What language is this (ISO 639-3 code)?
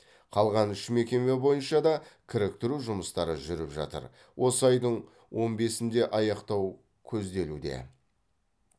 kaz